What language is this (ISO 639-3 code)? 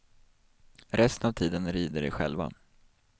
swe